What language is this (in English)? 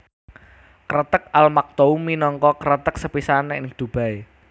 Javanese